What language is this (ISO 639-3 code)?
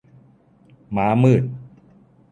tha